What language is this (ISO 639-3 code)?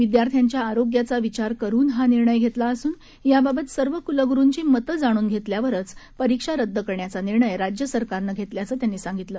mar